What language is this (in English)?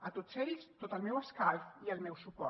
Catalan